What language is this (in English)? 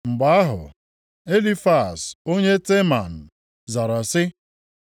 Igbo